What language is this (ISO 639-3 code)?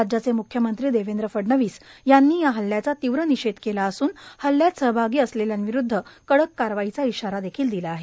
mar